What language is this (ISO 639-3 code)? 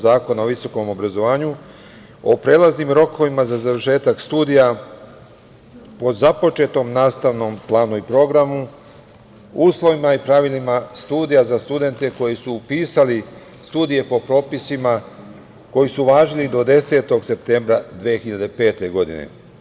srp